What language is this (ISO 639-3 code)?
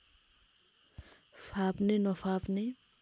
nep